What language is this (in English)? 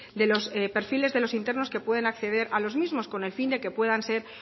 Spanish